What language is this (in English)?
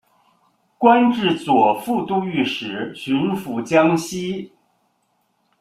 Chinese